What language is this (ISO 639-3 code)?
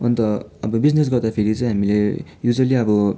nep